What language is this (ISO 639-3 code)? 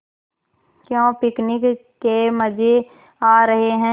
hin